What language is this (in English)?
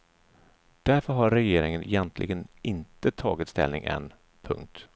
Swedish